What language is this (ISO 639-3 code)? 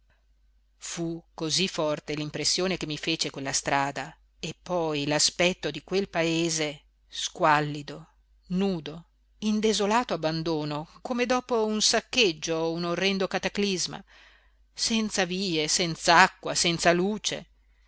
ita